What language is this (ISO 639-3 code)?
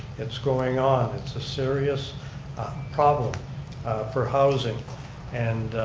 eng